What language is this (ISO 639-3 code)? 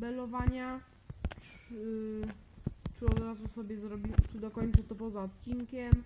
pol